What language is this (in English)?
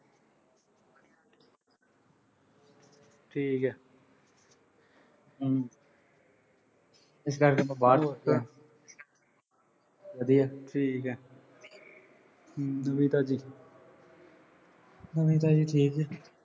Punjabi